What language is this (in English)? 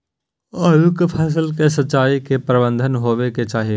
Maithili